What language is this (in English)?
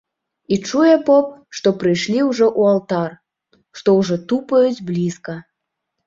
Belarusian